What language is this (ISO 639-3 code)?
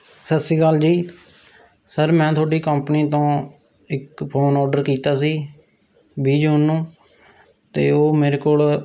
pan